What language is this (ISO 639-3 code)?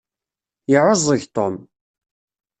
kab